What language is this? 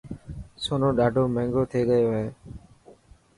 Dhatki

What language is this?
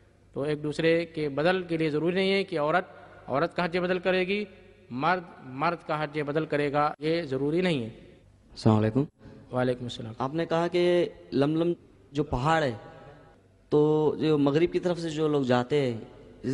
Hindi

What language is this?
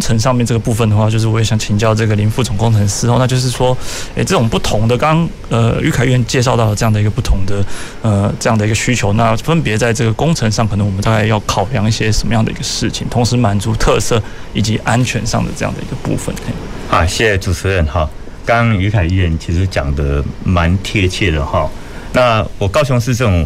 Chinese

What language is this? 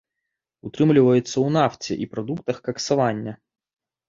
Belarusian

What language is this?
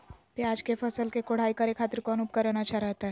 Magahi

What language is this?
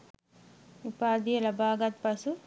Sinhala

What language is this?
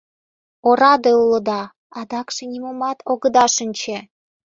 Mari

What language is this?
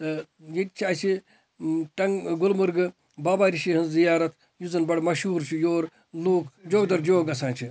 Kashmiri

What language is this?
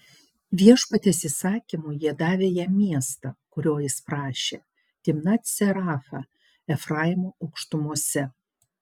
Lithuanian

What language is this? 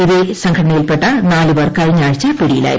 Malayalam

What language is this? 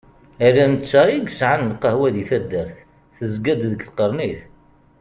Kabyle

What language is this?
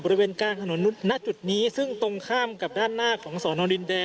Thai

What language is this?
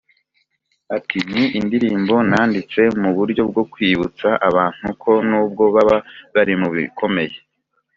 Kinyarwanda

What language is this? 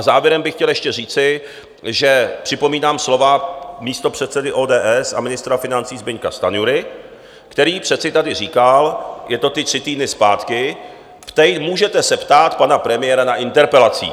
Czech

